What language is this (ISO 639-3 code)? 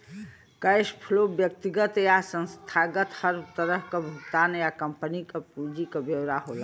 bho